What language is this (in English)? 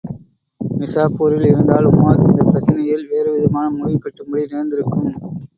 Tamil